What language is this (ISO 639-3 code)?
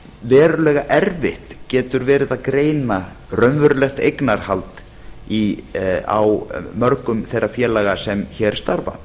isl